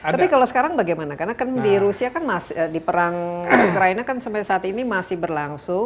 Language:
Indonesian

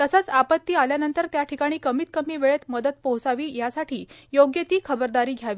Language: Marathi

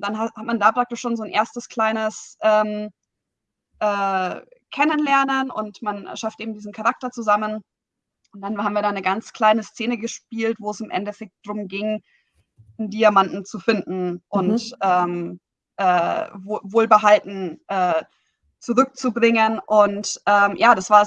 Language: German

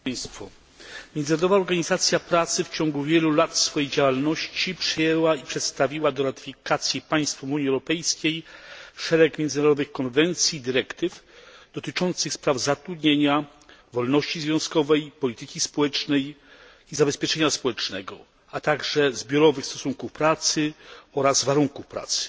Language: Polish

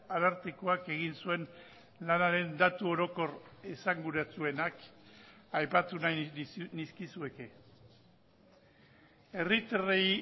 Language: Basque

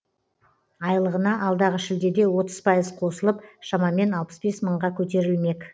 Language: Kazakh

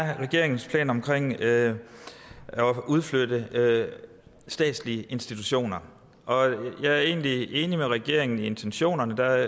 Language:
Danish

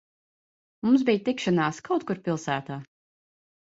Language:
Latvian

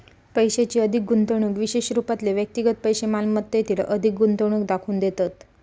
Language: Marathi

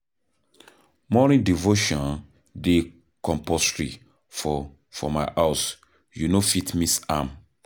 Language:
Nigerian Pidgin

